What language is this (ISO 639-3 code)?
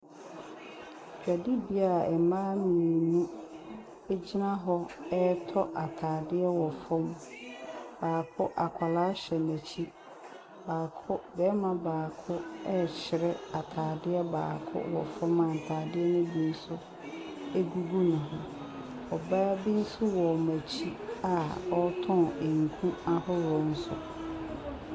aka